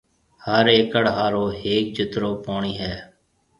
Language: Marwari (Pakistan)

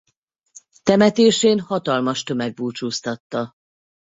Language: Hungarian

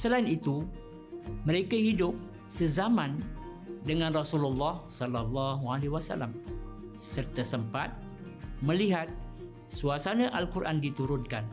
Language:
Malay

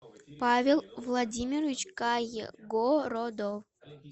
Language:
Russian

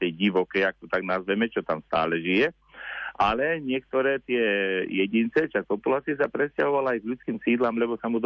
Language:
Slovak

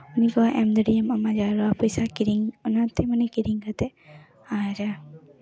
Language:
Santali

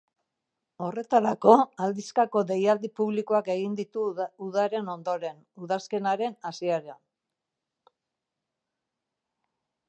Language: Basque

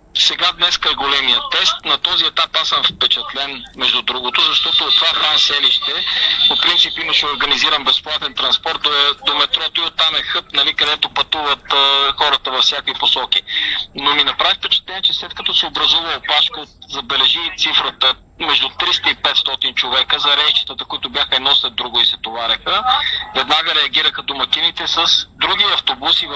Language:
Bulgarian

